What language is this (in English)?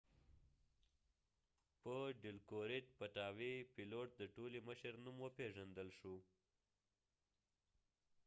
Pashto